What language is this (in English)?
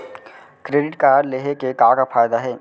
Chhattisgarhi